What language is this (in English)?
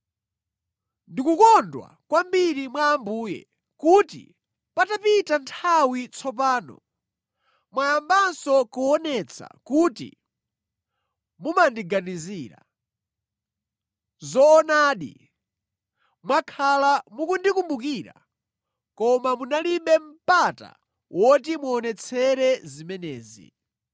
Nyanja